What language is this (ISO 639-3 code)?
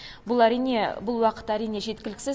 kaz